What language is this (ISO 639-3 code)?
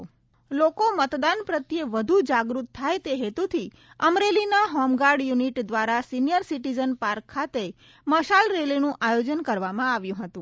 guj